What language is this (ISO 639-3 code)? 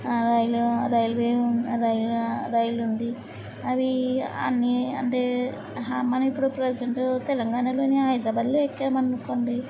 tel